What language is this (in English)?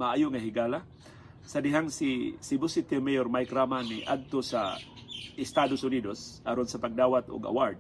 Filipino